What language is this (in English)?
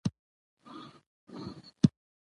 Pashto